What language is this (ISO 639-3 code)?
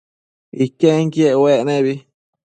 mcf